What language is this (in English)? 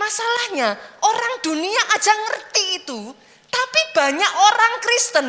Indonesian